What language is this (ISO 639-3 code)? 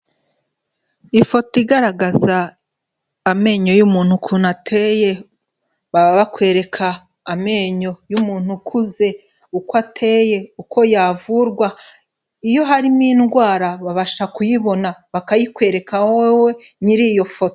kin